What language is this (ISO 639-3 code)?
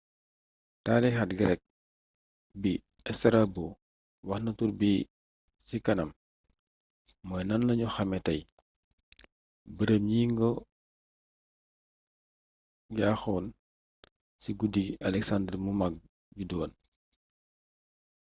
wol